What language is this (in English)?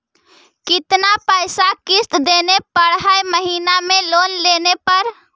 Magahi